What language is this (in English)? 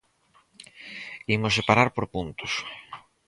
Galician